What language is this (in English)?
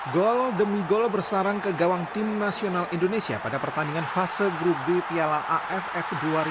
Indonesian